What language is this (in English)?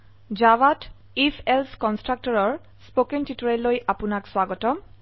Assamese